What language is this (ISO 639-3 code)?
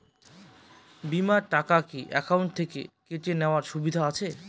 ben